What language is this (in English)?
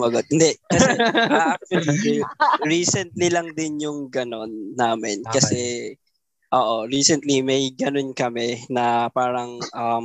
Filipino